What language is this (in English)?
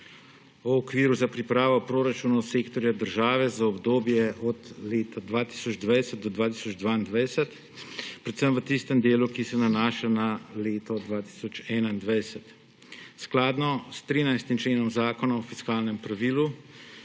Slovenian